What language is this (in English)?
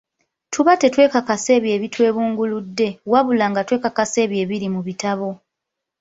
Ganda